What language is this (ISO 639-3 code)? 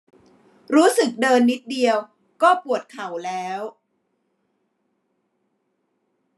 tha